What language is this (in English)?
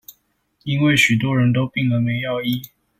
Chinese